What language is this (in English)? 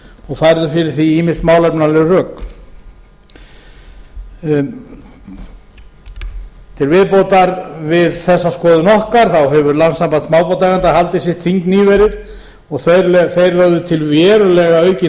Icelandic